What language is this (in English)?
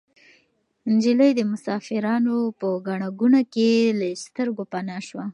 Pashto